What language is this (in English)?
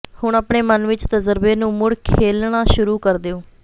Punjabi